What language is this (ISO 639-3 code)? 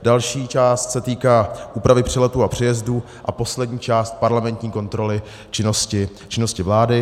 ces